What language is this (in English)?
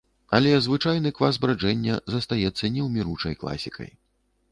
Belarusian